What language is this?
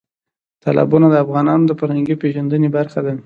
Pashto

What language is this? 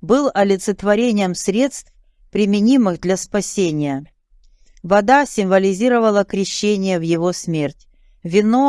Russian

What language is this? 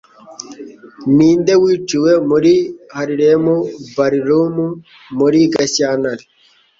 Kinyarwanda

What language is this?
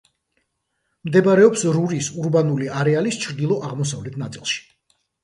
Georgian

